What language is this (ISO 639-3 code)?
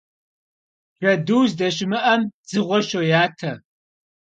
kbd